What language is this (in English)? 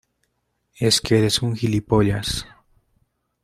Spanish